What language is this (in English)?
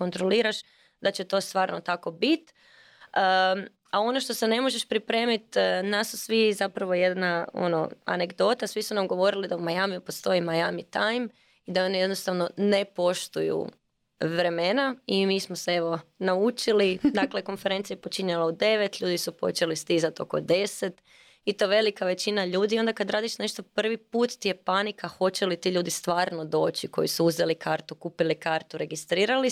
Croatian